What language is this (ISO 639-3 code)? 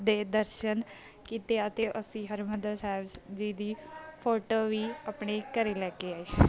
pan